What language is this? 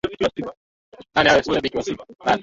Swahili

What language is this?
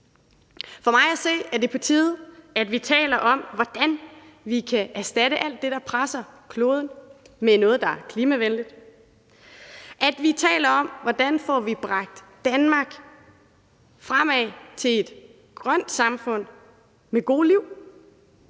Danish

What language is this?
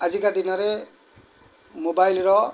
Odia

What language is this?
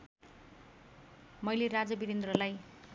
Nepali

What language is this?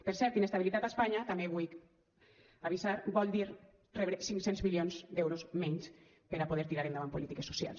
Catalan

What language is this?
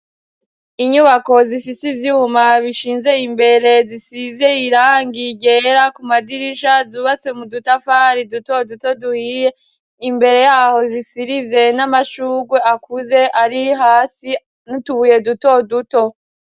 Rundi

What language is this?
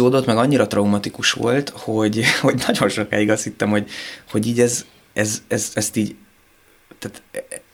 Hungarian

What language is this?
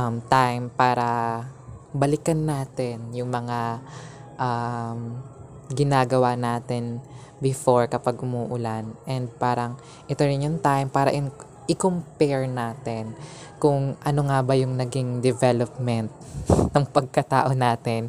Filipino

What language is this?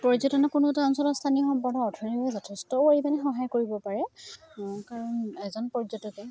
Assamese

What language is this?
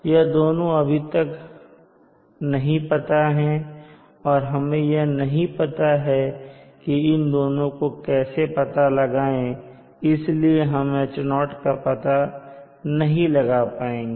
Hindi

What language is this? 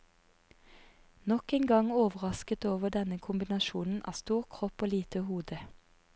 Norwegian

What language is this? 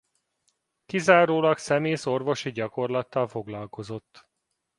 Hungarian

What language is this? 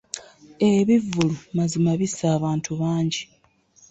Ganda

